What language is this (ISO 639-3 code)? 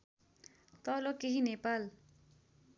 nep